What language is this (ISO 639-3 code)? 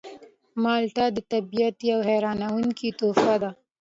pus